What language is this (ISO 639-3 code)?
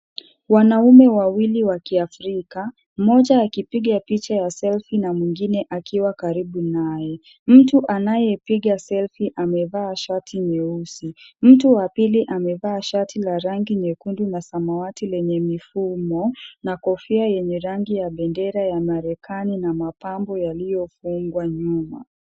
swa